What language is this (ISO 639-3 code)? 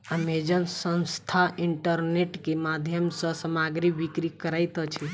mai